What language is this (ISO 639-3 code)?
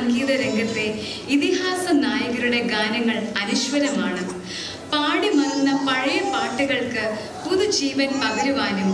ron